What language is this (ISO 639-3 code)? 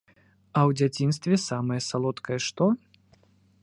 bel